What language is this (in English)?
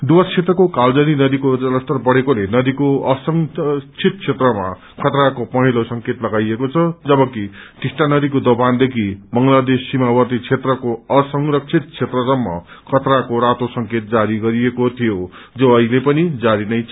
Nepali